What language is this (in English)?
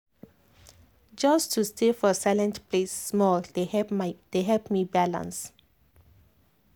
Nigerian Pidgin